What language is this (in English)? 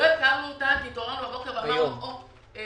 Hebrew